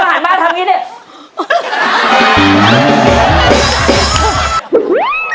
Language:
Thai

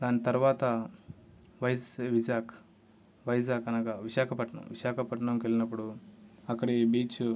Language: Telugu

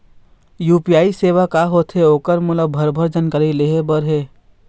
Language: Chhattisgarhi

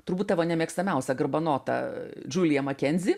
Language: Lithuanian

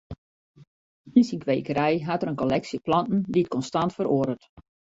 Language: Western Frisian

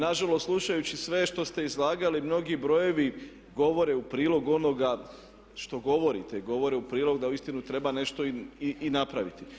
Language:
Croatian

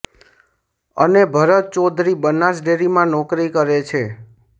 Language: Gujarati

